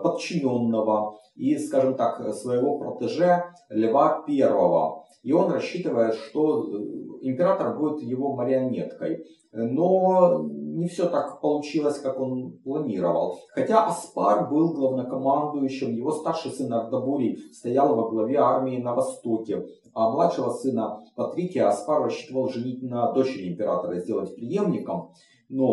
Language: Russian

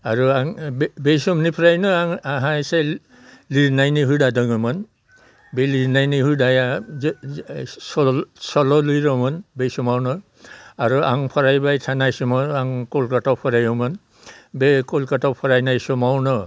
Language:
Bodo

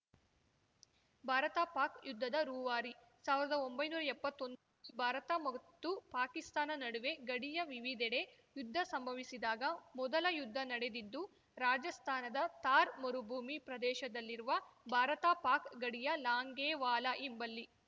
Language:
Kannada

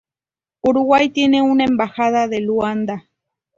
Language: Spanish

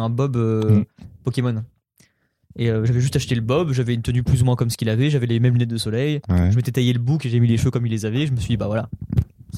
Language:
French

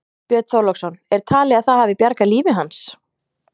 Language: Icelandic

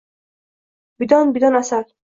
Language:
Uzbek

